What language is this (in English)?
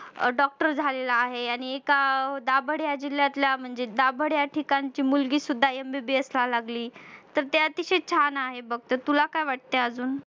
Marathi